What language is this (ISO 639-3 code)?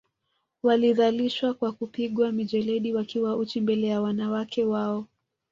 swa